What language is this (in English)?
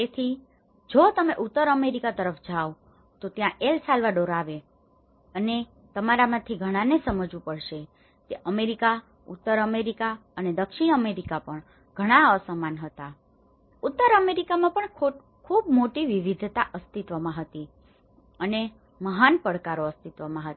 Gujarati